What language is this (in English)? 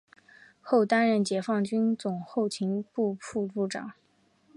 Chinese